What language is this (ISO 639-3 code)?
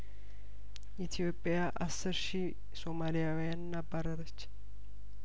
amh